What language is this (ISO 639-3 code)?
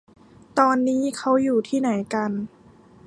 tha